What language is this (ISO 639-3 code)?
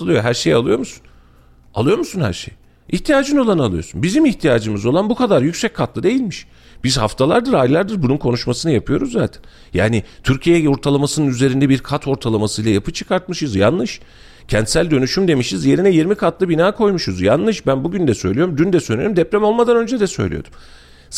tur